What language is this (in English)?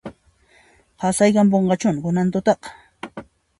Puno Quechua